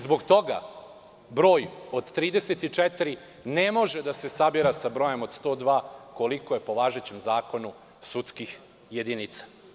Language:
Serbian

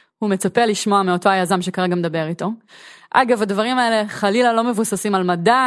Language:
Hebrew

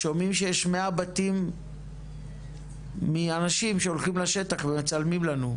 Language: Hebrew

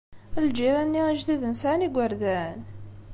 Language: Kabyle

